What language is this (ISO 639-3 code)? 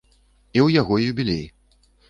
bel